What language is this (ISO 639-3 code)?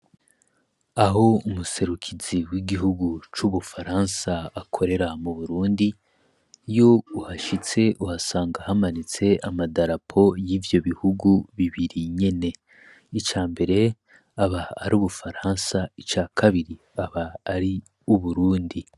run